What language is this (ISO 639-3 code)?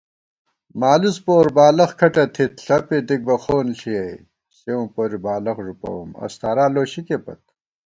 gwt